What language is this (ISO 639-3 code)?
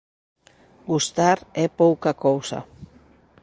glg